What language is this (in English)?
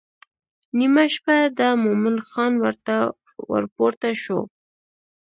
Pashto